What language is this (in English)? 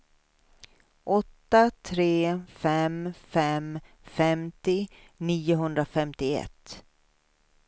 Swedish